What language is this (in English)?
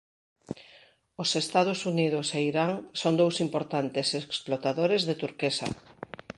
Galician